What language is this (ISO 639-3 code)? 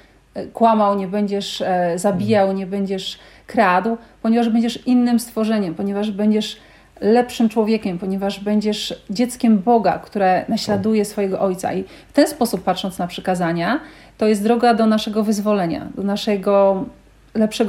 pol